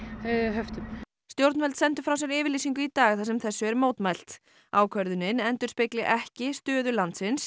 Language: Icelandic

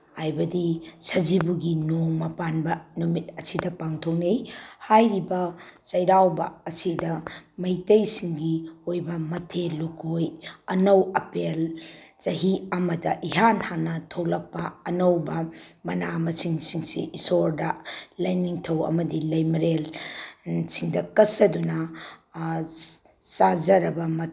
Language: Manipuri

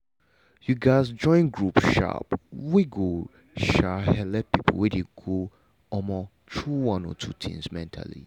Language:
Nigerian Pidgin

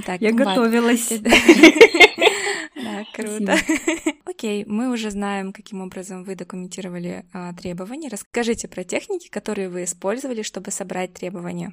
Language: Russian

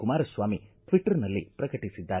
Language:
Kannada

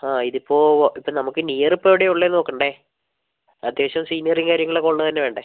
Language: Malayalam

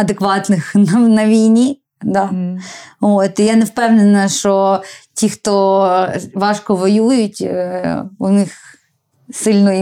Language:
Ukrainian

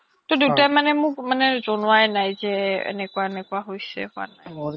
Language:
Assamese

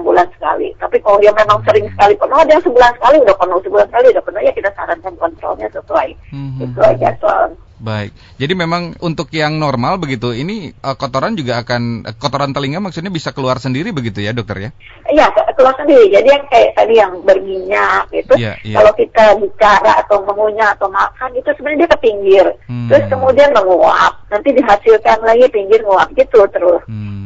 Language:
Indonesian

